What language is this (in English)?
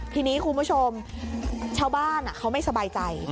Thai